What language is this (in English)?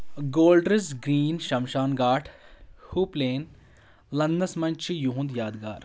Kashmiri